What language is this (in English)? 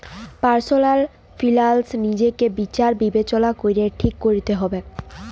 Bangla